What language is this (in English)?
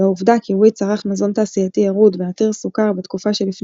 Hebrew